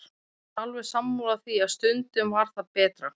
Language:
Icelandic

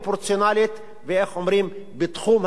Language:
Hebrew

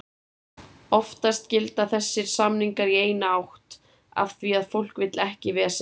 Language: Icelandic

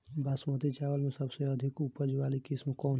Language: Bhojpuri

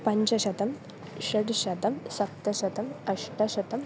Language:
Sanskrit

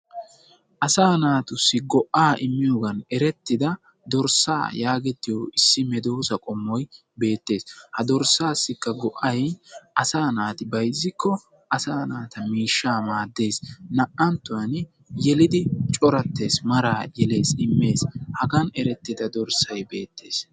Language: Wolaytta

